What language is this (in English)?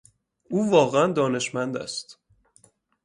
Persian